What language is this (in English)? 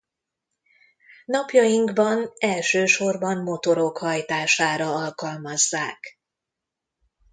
Hungarian